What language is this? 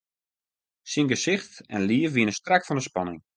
Western Frisian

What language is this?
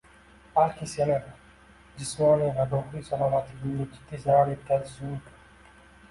Uzbek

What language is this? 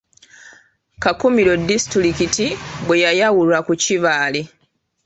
Ganda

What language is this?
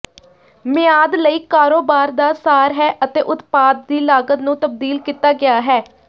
Punjabi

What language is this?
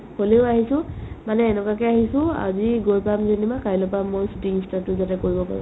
Assamese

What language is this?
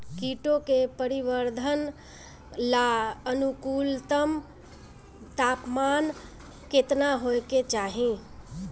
Bhojpuri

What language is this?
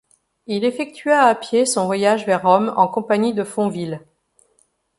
French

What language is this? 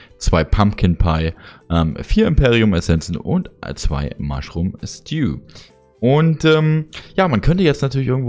German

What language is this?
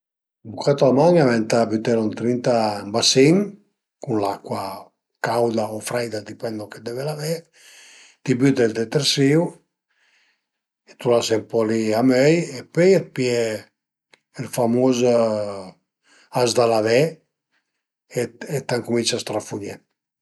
Piedmontese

